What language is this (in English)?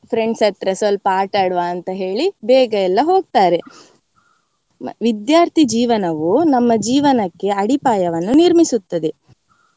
Kannada